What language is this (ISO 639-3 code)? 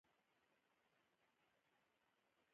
pus